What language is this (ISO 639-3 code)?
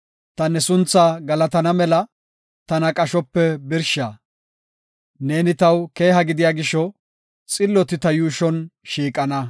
gof